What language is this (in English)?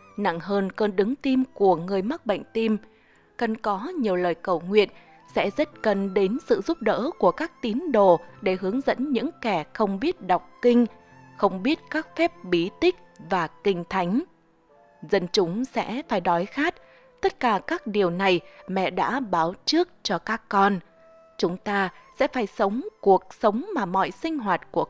Vietnamese